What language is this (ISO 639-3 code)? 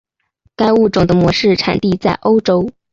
zho